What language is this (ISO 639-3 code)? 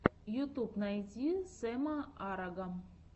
rus